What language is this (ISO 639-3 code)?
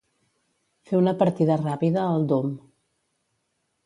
cat